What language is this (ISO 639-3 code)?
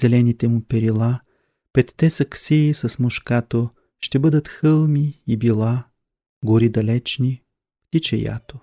bul